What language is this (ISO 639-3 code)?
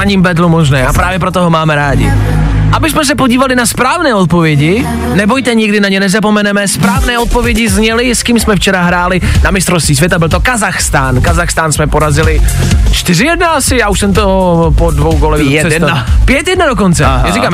ces